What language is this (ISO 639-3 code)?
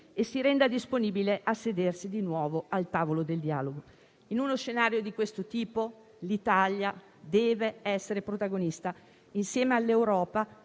ita